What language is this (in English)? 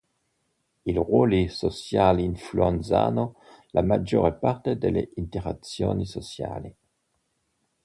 Italian